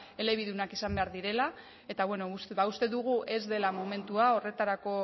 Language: Basque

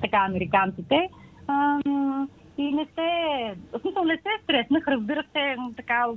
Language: Bulgarian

